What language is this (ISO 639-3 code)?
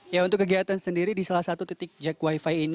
ind